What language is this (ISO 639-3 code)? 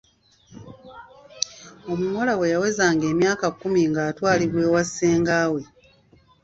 lug